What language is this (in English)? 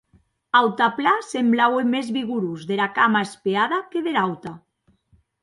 Occitan